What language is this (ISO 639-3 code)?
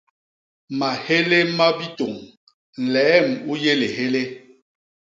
bas